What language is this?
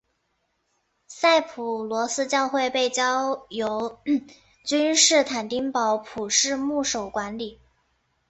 Chinese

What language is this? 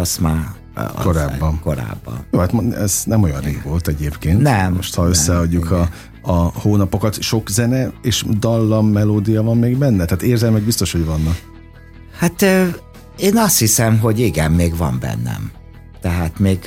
Hungarian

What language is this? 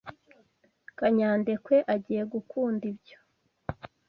Kinyarwanda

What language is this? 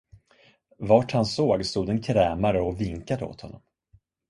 Swedish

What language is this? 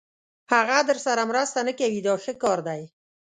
Pashto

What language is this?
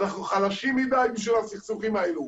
Hebrew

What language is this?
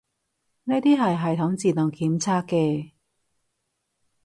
Cantonese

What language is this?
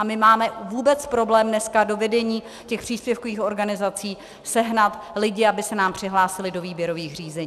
Czech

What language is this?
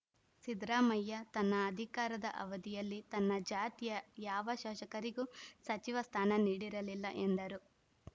Kannada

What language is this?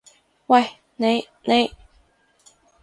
Cantonese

